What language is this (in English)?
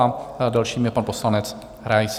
Czech